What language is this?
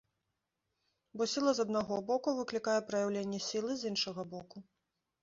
Belarusian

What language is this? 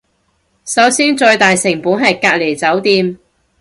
Cantonese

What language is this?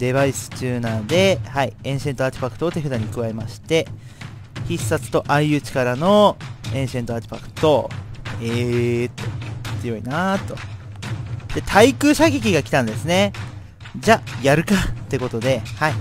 Japanese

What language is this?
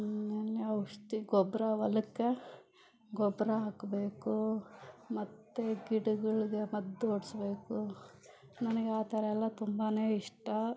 Kannada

